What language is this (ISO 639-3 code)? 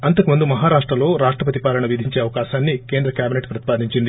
tel